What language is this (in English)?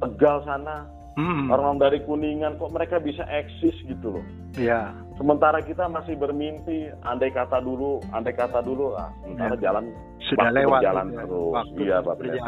Indonesian